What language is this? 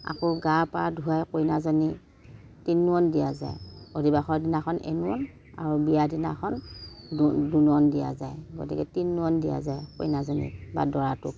Assamese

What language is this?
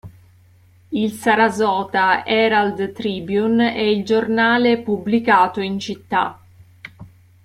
Italian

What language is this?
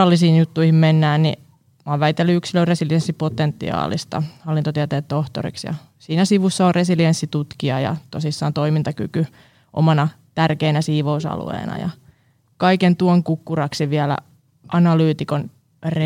Finnish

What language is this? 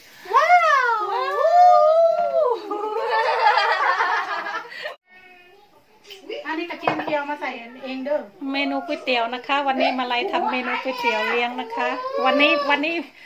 Thai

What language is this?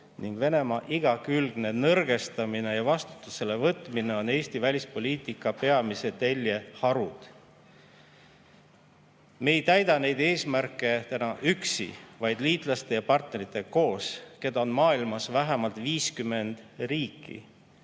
Estonian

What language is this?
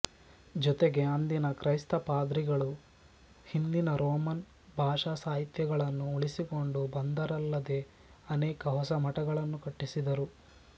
Kannada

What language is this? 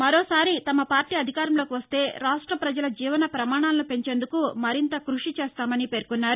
Telugu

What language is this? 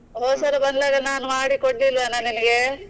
Kannada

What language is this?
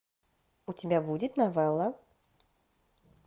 Russian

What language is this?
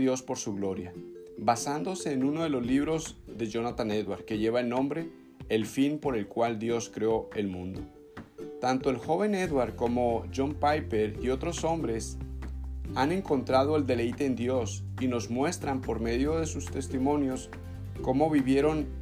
Spanish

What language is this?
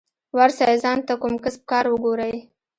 Pashto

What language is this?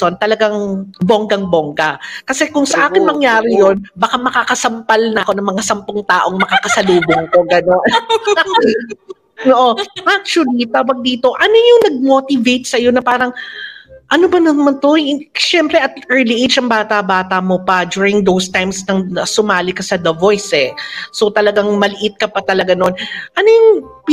Filipino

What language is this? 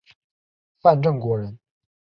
Chinese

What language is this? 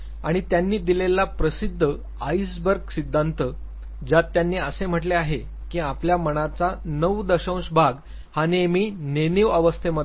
Marathi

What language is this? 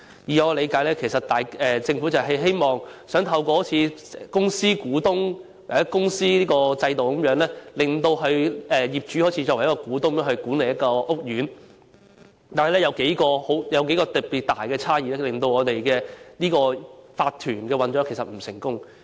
Cantonese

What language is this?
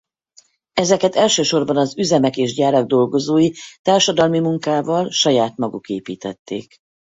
Hungarian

